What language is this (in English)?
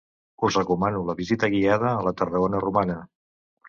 Catalan